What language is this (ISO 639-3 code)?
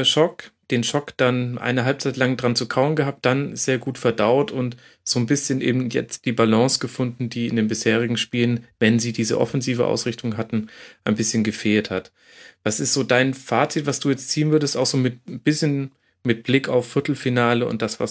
deu